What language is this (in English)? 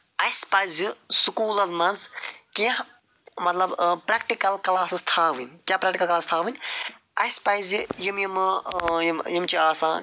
Kashmiri